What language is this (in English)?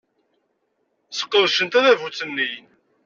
Kabyle